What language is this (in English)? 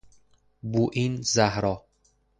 Persian